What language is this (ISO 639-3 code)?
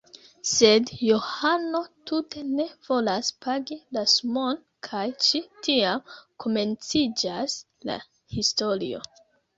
epo